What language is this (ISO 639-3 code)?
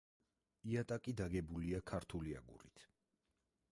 kat